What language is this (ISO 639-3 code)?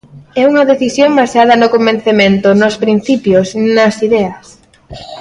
glg